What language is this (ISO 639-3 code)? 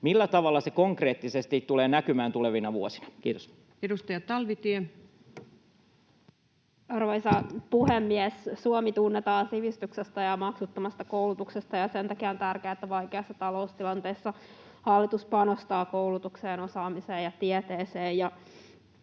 fin